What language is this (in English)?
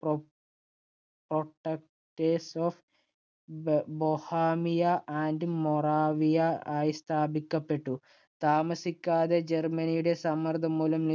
Malayalam